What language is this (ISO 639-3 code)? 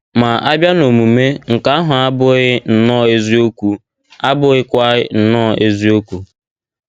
ibo